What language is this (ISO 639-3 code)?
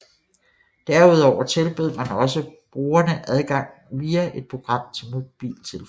dan